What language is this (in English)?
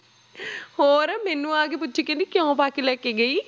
Punjabi